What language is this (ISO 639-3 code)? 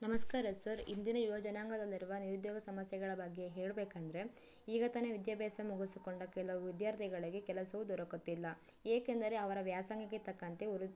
kan